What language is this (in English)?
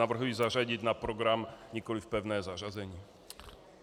Czech